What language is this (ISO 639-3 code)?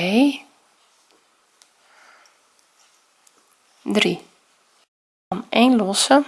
nld